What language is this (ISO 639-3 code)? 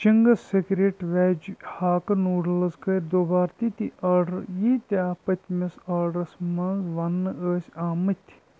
kas